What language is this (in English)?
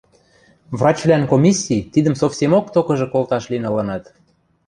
Western Mari